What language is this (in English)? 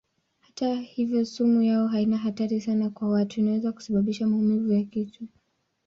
Swahili